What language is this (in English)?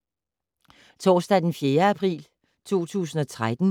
Danish